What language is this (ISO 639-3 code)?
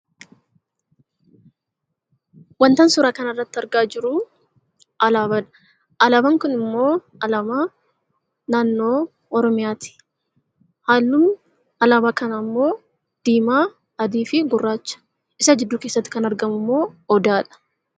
orm